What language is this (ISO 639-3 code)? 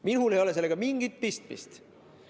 est